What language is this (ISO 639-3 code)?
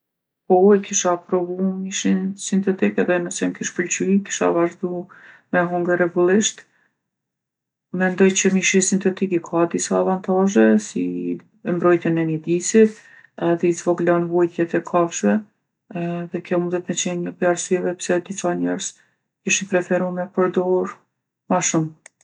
aln